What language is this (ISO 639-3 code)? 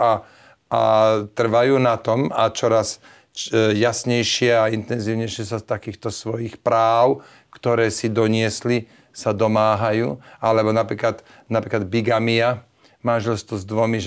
slk